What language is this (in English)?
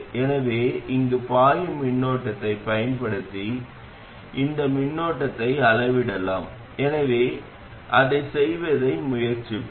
Tamil